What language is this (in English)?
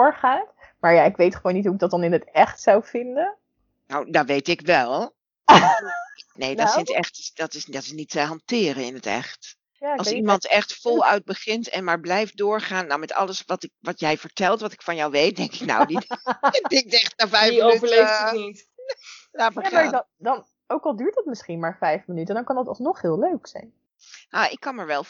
Dutch